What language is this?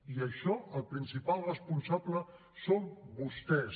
Catalan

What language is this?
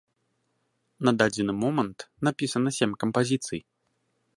Belarusian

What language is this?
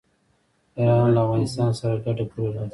Pashto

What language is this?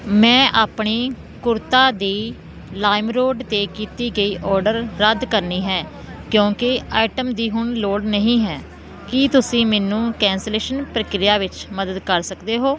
Punjabi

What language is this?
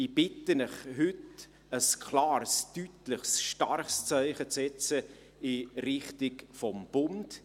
Swiss German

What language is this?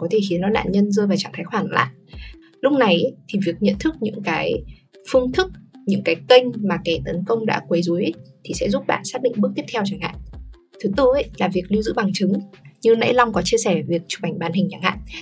Vietnamese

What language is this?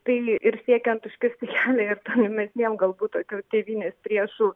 Lithuanian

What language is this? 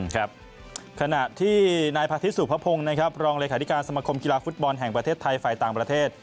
Thai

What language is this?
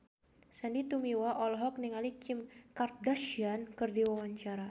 Sundanese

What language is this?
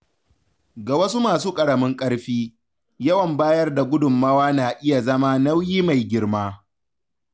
Hausa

